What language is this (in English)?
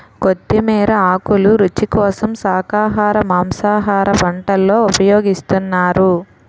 Telugu